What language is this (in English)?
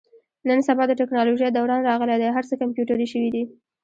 Pashto